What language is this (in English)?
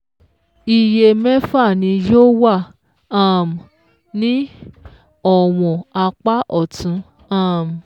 Yoruba